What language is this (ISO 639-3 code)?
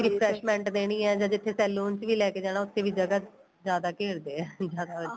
pan